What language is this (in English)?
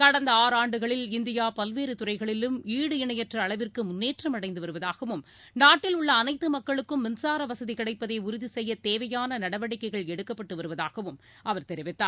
Tamil